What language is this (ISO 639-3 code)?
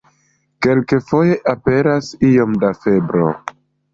epo